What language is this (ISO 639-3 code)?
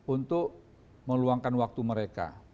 ind